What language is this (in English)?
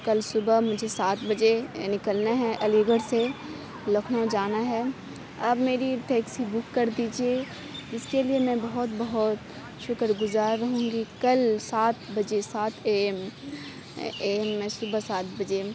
Urdu